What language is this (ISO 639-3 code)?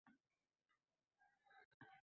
uzb